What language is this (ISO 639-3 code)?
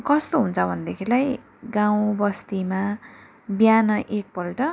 nep